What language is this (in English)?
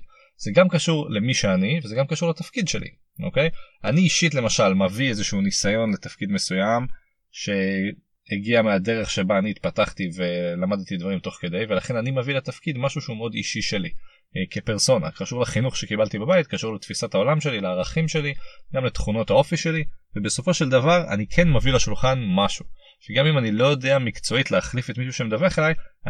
Hebrew